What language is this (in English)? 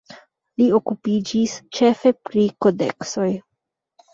Esperanto